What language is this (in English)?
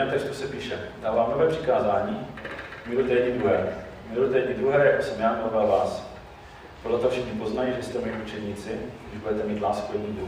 Czech